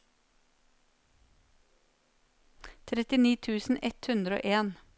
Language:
Norwegian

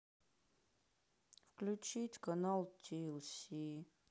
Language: Russian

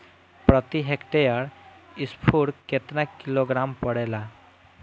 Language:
Bhojpuri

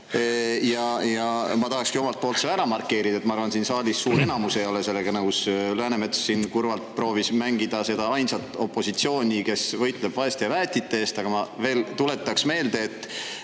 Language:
Estonian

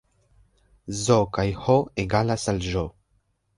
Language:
Esperanto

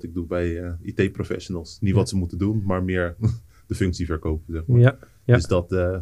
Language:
Dutch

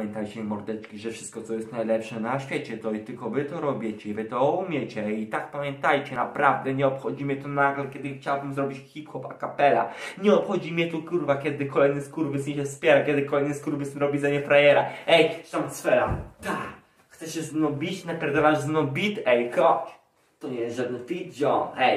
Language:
Polish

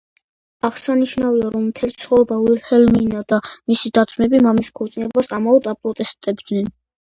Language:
Georgian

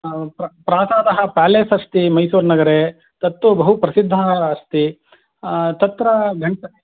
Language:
Sanskrit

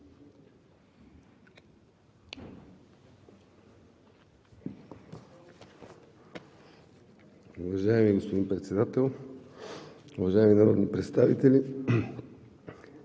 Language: Bulgarian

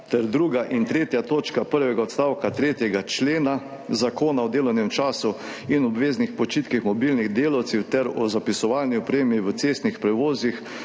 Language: Slovenian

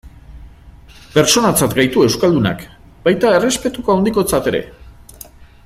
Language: Basque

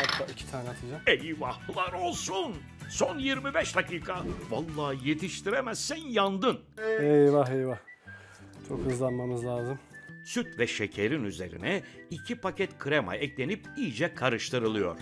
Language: Turkish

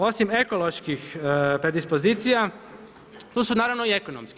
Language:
Croatian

